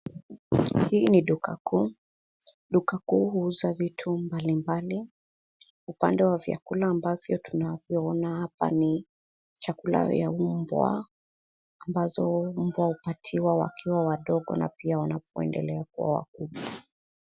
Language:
Swahili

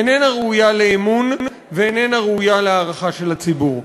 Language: Hebrew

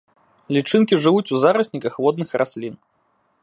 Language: Belarusian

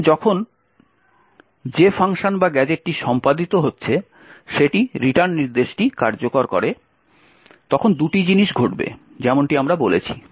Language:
Bangla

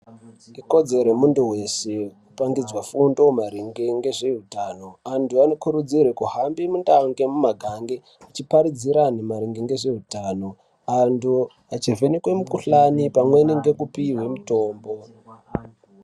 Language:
Ndau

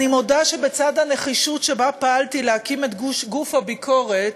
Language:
Hebrew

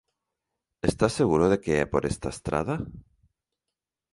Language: Galician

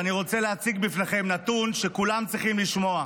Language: Hebrew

